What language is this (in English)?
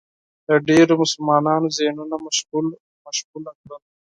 Pashto